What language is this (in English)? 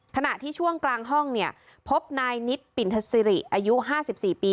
Thai